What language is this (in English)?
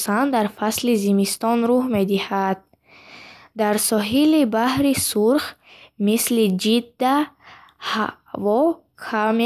Bukharic